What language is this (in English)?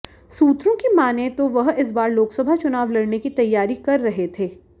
Hindi